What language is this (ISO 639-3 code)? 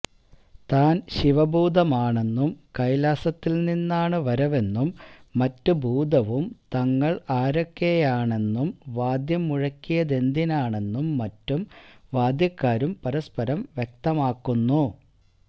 mal